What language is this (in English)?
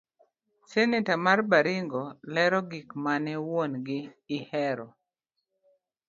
Luo (Kenya and Tanzania)